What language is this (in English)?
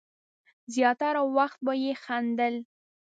Pashto